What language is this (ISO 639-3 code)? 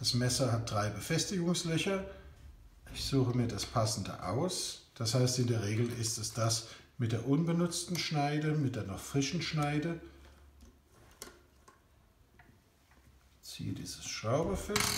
deu